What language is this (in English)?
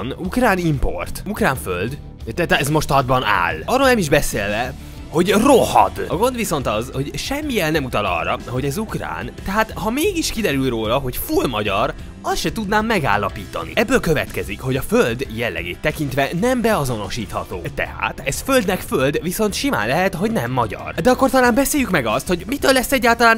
Hungarian